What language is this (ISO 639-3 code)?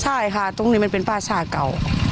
tha